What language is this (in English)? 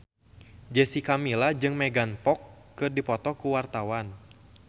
Sundanese